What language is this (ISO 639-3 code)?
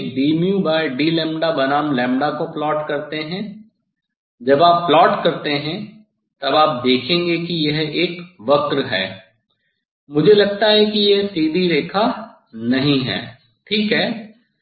hin